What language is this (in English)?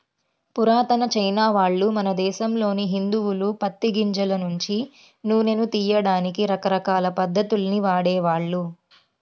Telugu